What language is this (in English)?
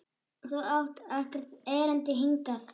Icelandic